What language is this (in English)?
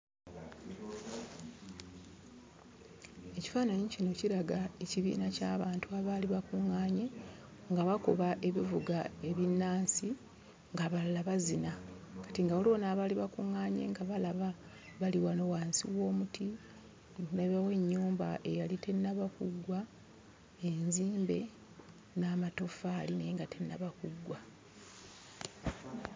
Ganda